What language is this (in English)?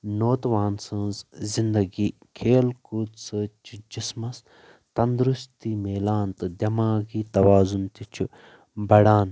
Kashmiri